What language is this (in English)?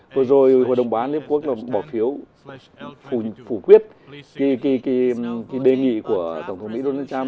Vietnamese